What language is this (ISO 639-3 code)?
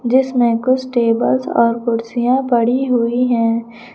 hin